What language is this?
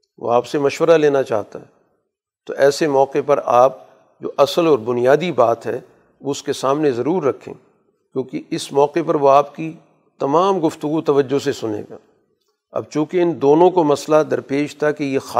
Urdu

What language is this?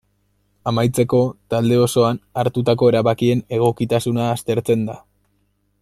Basque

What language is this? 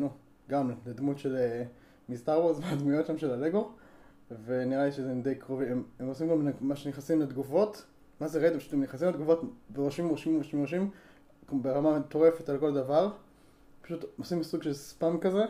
Hebrew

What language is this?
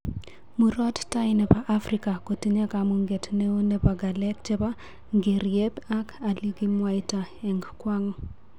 Kalenjin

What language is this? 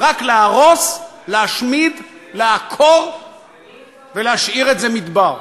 Hebrew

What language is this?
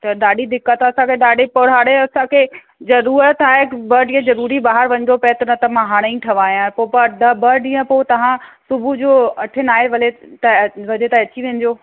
Sindhi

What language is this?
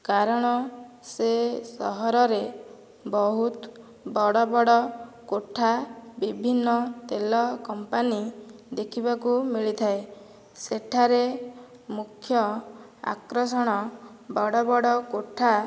Odia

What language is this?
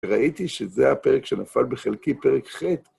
Hebrew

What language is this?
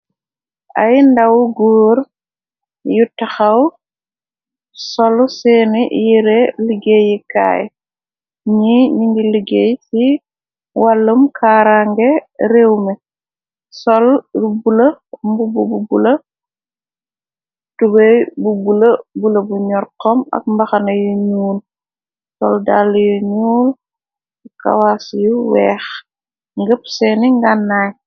Wolof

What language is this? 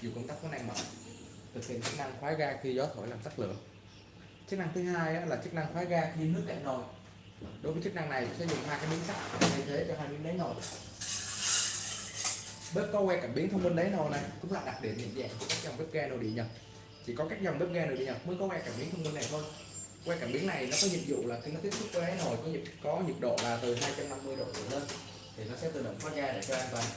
Vietnamese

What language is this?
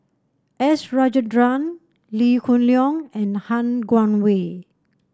English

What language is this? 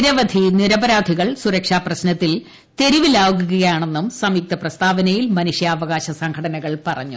Malayalam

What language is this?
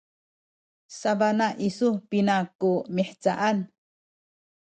Sakizaya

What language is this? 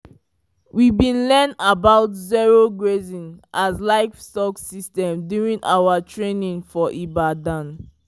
Nigerian Pidgin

